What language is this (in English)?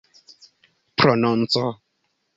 Esperanto